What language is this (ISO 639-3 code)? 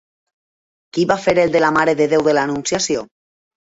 cat